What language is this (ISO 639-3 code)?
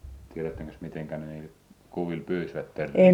fin